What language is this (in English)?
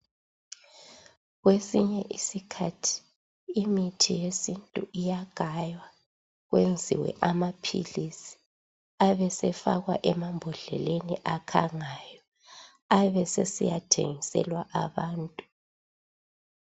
North Ndebele